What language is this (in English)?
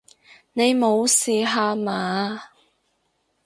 Cantonese